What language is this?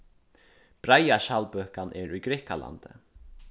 Faroese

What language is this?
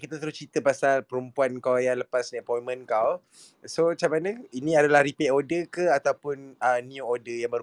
Malay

